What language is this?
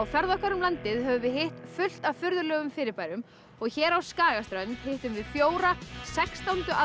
Icelandic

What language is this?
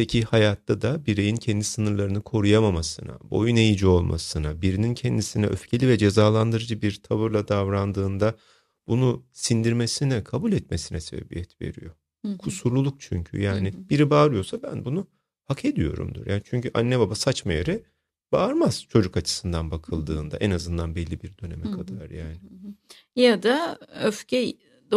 Turkish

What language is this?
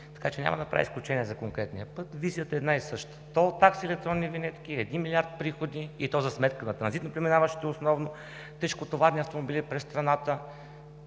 Bulgarian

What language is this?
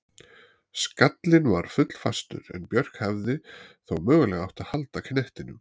Icelandic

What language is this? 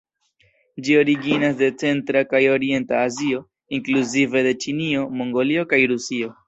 Esperanto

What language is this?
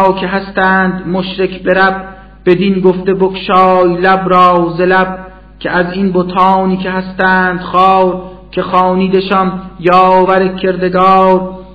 Persian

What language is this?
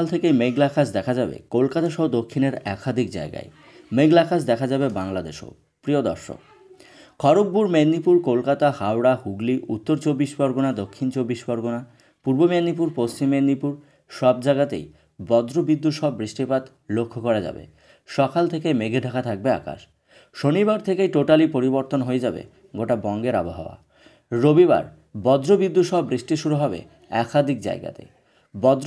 Bangla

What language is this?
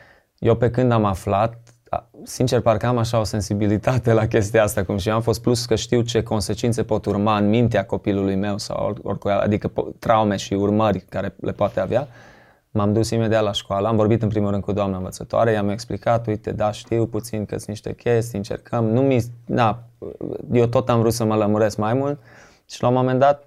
Romanian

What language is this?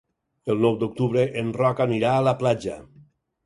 Catalan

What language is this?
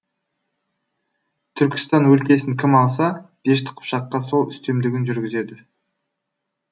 Kazakh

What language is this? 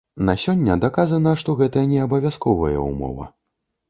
Belarusian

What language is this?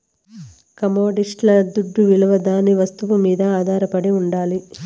Telugu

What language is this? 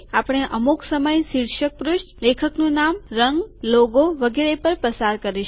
Gujarati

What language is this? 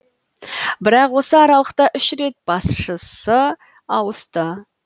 Kazakh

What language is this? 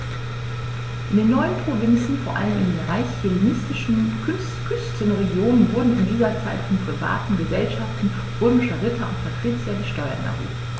German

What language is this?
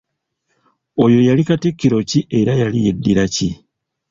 Ganda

